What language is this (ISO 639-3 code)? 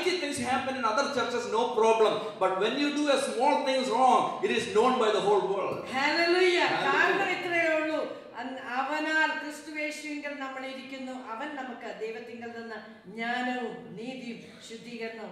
eng